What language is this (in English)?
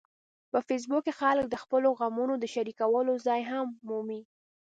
Pashto